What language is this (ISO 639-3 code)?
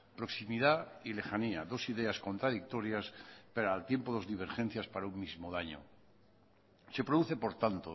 spa